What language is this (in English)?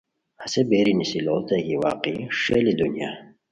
Khowar